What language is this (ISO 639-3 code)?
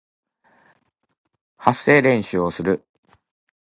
jpn